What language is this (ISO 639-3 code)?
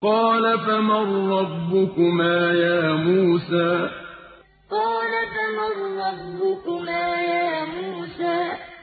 ara